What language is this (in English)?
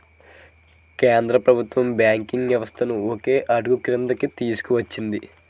Telugu